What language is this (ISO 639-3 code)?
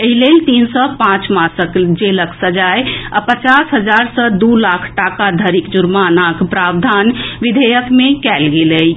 mai